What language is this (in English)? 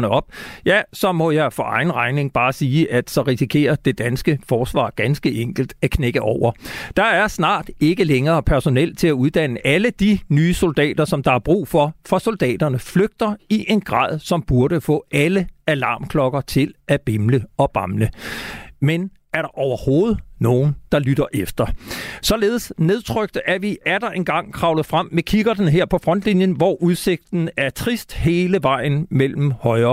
Danish